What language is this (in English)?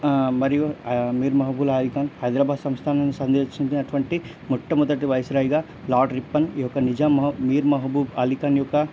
Telugu